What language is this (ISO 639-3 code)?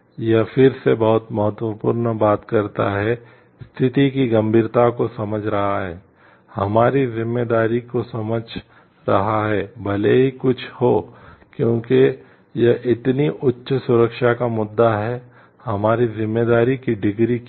hin